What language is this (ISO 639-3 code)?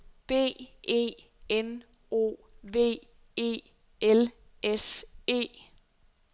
dan